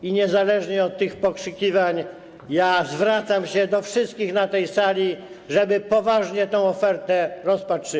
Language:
Polish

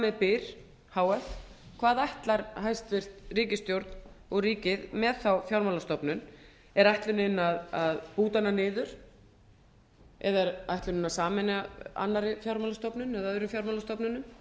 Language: Icelandic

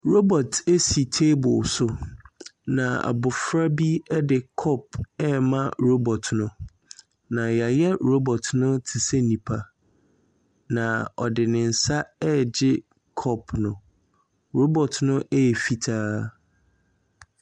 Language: Akan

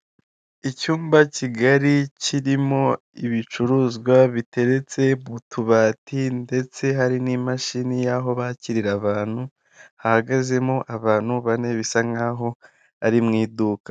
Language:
Kinyarwanda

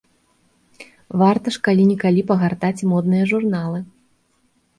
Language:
Belarusian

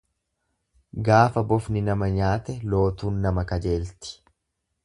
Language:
Oromo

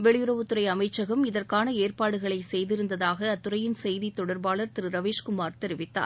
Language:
Tamil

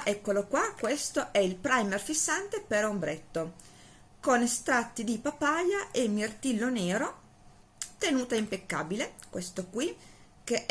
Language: Italian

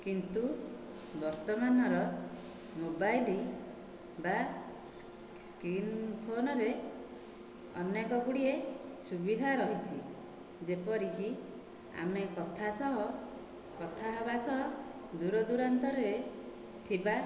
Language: Odia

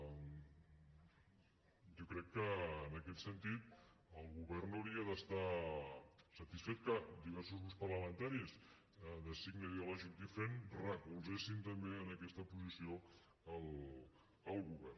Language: Catalan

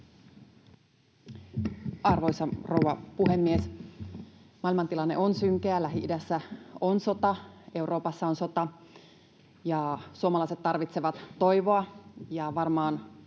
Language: Finnish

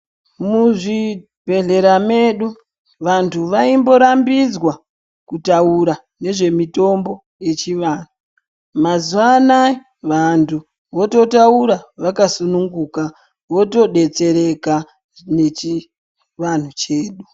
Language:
Ndau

